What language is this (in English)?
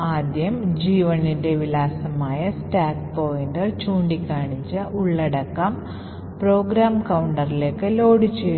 Malayalam